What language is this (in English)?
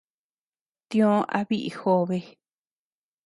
Tepeuxila Cuicatec